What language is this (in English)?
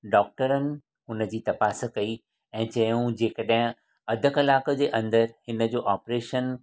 Sindhi